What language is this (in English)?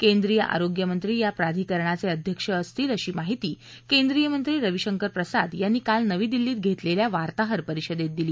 Marathi